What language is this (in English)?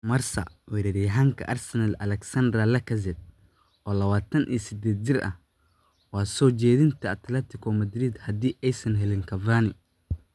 Somali